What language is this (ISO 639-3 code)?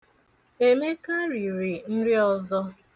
ibo